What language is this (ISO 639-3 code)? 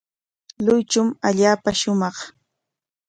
qwa